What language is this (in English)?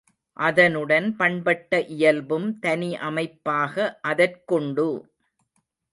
Tamil